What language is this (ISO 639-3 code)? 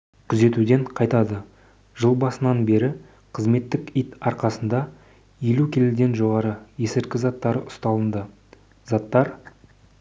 kaz